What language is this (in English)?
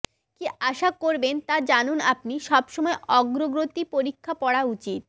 Bangla